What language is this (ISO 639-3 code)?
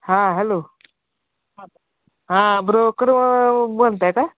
mar